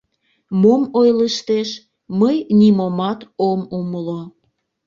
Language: Mari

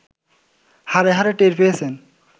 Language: Bangla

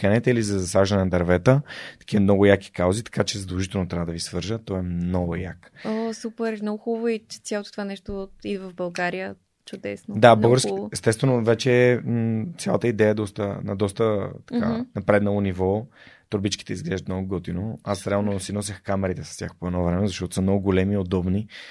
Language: Bulgarian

